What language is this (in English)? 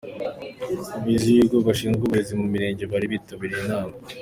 Kinyarwanda